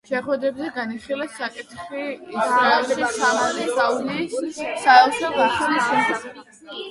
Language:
Georgian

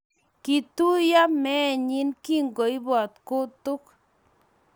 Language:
Kalenjin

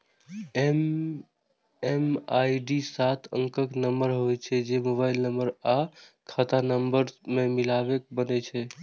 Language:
Maithili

